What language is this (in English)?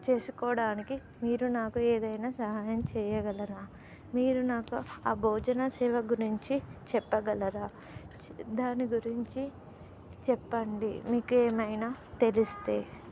Telugu